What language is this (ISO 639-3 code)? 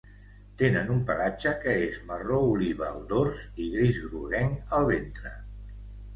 cat